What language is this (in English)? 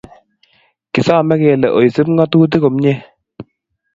Kalenjin